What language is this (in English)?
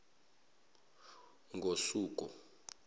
Zulu